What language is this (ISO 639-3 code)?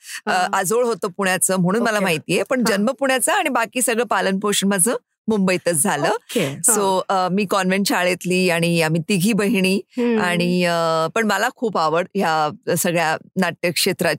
mar